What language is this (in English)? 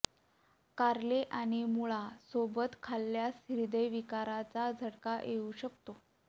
Marathi